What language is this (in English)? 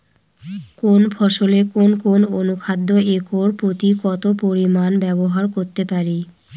Bangla